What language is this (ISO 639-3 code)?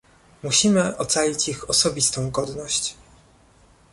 pol